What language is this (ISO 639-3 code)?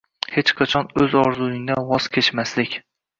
uzb